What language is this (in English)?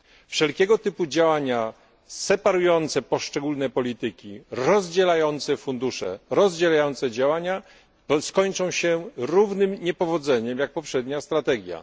Polish